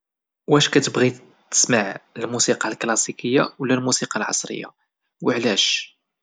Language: Moroccan Arabic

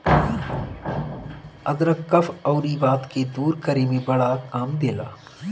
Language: Bhojpuri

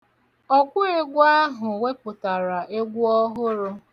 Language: Igbo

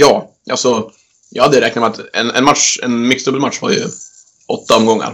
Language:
Swedish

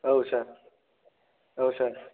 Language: Bodo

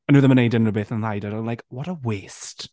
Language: Welsh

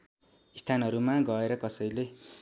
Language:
Nepali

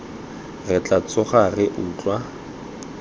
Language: Tswana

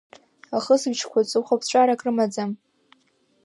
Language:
Abkhazian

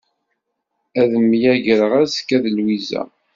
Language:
Kabyle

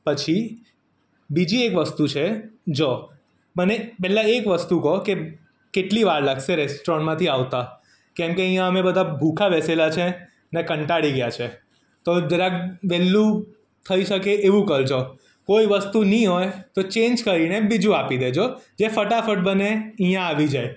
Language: Gujarati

